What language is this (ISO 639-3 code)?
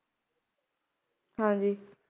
pan